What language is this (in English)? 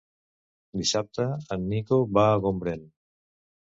Catalan